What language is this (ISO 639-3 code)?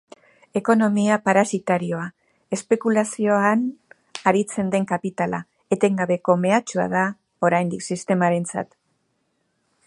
eus